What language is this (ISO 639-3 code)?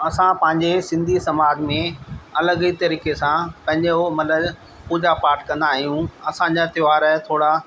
snd